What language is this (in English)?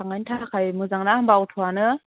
Bodo